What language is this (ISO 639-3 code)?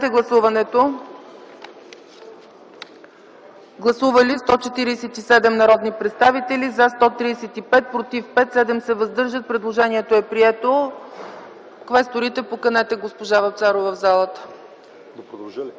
bul